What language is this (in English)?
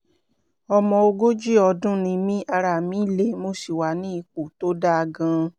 Yoruba